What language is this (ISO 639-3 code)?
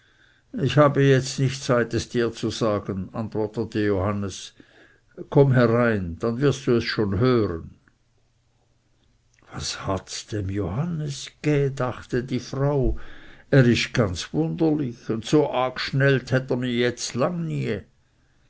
deu